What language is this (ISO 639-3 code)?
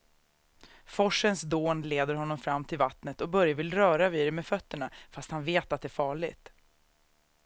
swe